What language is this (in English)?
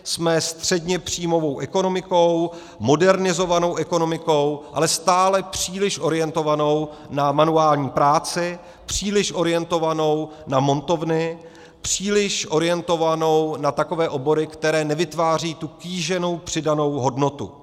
Czech